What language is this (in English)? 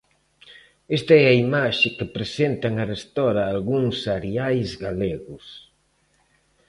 Galician